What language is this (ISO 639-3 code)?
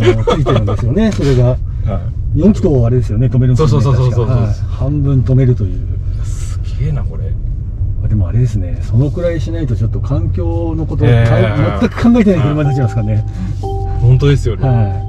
jpn